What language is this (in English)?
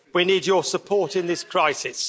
English